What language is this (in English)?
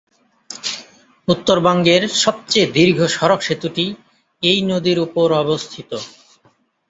Bangla